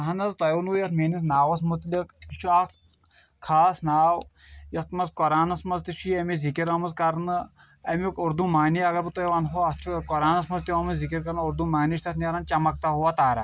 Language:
Kashmiri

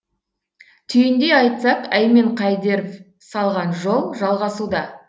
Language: Kazakh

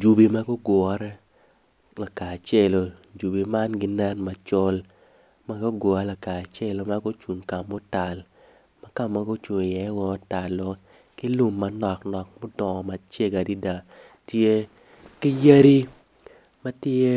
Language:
Acoli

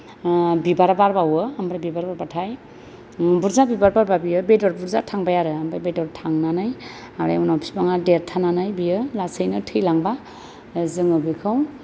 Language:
Bodo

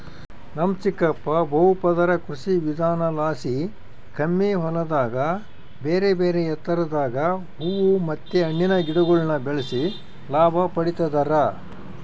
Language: Kannada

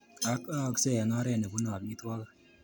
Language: Kalenjin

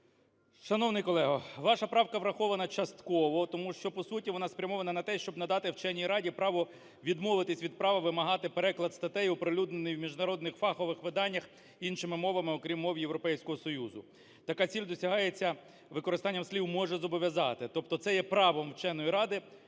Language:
Ukrainian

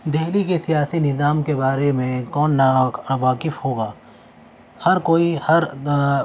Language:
Urdu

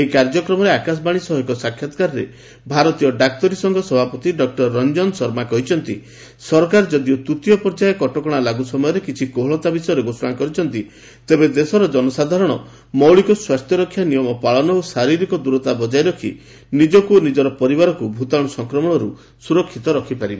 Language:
Odia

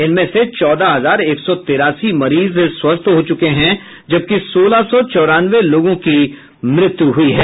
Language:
Hindi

